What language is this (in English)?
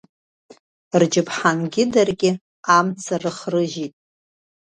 Abkhazian